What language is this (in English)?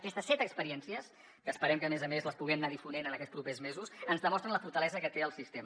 Catalan